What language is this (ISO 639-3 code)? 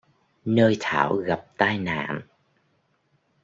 vie